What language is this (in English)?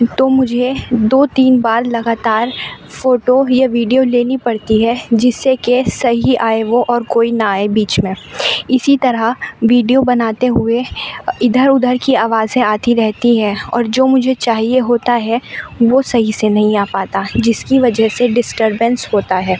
Urdu